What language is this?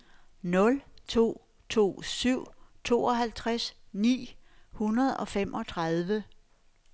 Danish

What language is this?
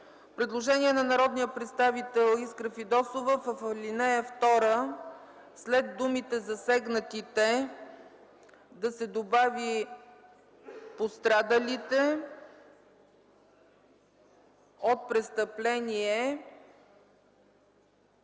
Bulgarian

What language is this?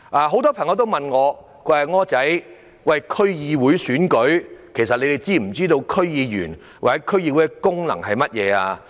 Cantonese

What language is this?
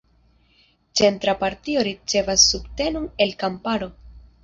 Esperanto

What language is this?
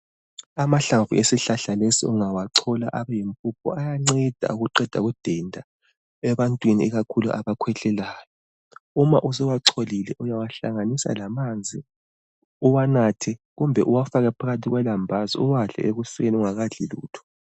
North Ndebele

